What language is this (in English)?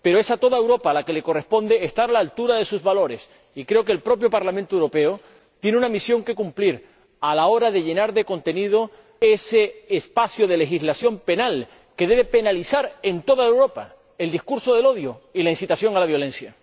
Spanish